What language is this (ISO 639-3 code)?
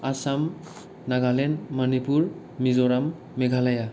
brx